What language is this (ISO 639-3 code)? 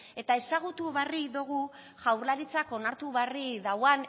eus